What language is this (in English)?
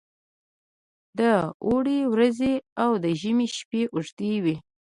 Pashto